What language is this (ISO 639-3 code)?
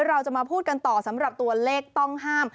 tha